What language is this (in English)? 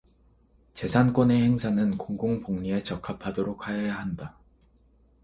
Korean